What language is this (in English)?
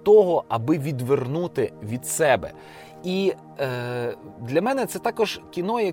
Ukrainian